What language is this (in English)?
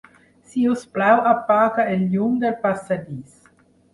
Catalan